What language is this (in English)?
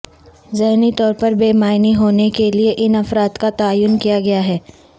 Urdu